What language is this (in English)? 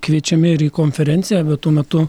Lithuanian